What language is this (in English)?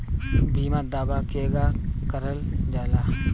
Bhojpuri